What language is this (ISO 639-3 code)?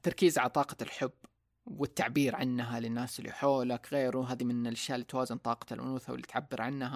ara